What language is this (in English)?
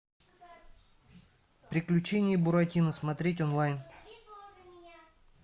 Russian